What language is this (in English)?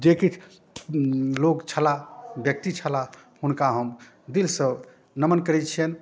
Maithili